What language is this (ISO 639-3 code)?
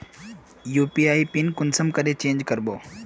mag